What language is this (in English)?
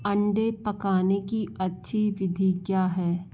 Hindi